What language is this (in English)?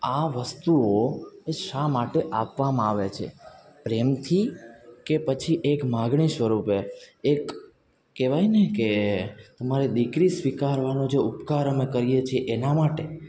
Gujarati